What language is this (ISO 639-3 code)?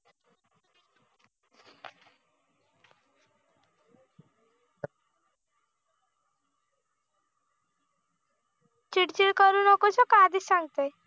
mar